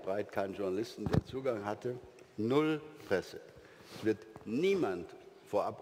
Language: German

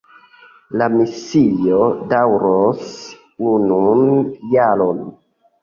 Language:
Esperanto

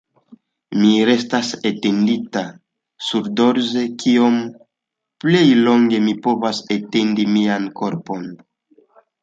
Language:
Esperanto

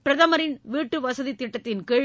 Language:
Tamil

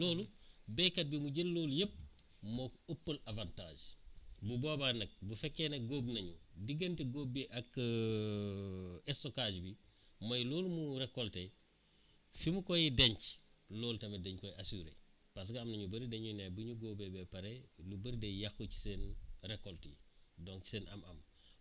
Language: Wolof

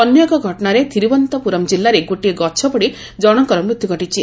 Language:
Odia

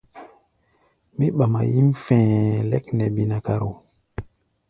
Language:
Gbaya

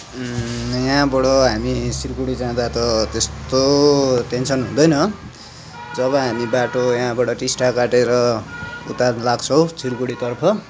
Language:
Nepali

